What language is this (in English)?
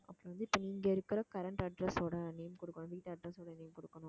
Tamil